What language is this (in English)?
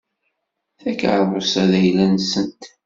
Kabyle